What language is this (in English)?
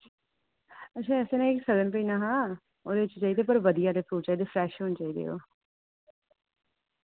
Dogri